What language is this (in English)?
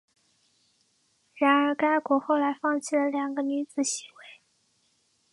Chinese